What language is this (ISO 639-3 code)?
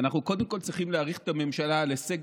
heb